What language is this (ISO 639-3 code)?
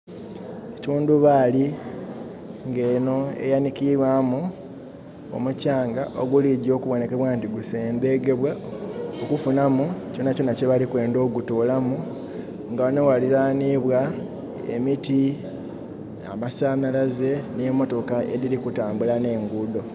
xog